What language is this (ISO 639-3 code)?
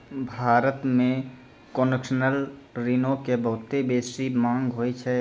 mai